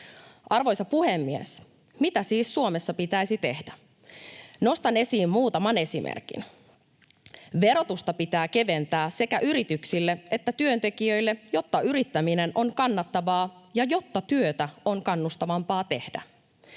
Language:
Finnish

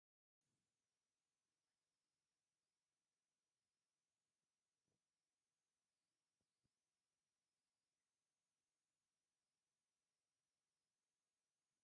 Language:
Tigrinya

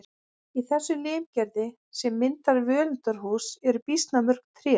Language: Icelandic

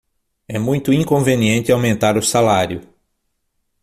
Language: Portuguese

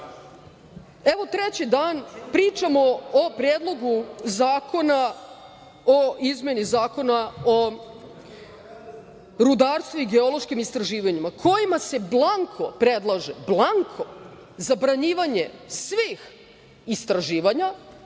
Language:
Serbian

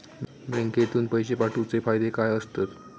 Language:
Marathi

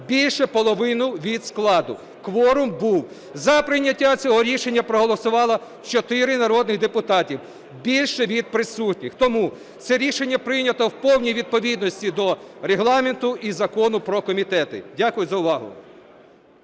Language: Ukrainian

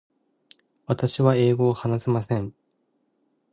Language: Japanese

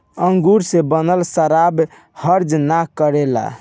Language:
Bhojpuri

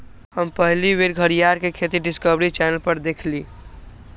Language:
Magahi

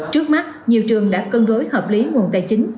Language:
Vietnamese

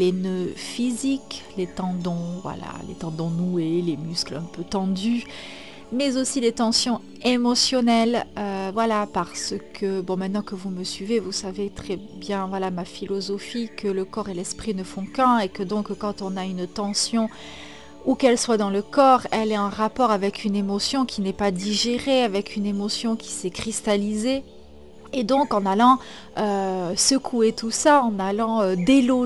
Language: French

